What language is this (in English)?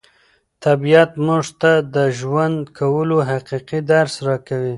Pashto